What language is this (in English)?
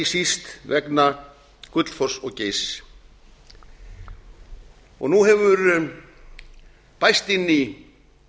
Icelandic